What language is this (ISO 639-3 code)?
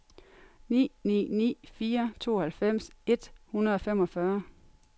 dan